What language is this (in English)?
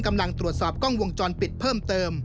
Thai